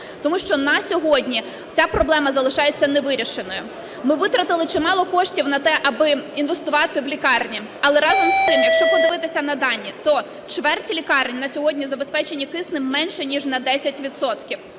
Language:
Ukrainian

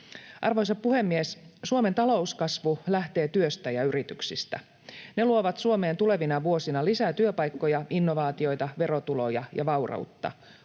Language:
Finnish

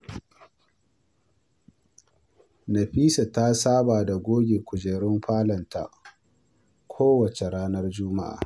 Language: Hausa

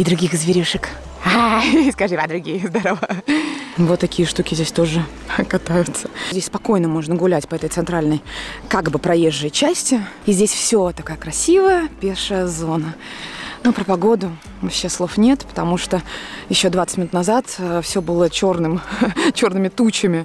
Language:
Russian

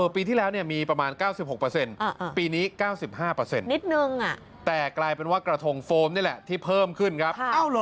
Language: Thai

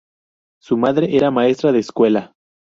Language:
Spanish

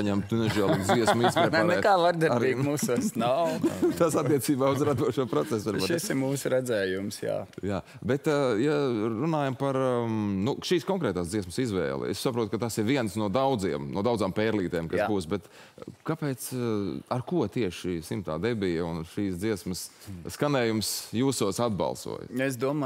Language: Latvian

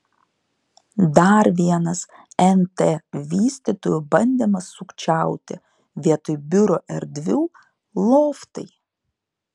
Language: Lithuanian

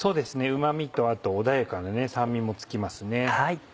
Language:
Japanese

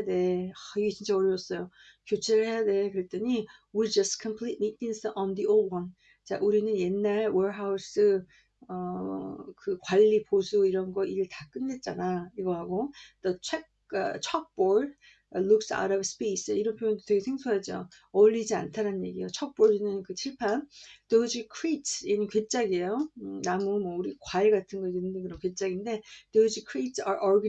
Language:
Korean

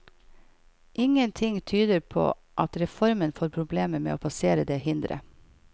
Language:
Norwegian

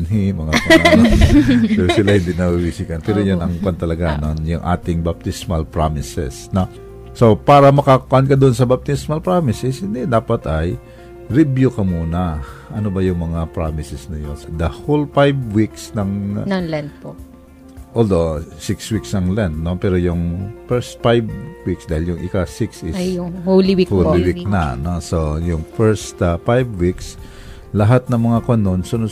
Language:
Filipino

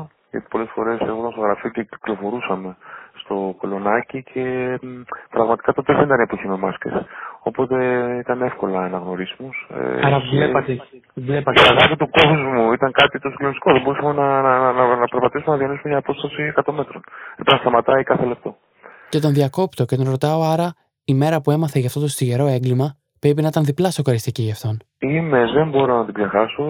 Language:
Greek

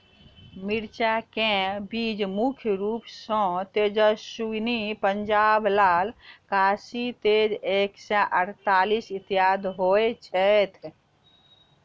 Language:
Maithili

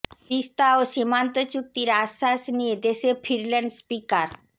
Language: Bangla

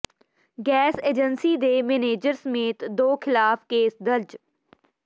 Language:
Punjabi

